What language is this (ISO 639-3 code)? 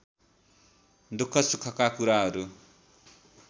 nep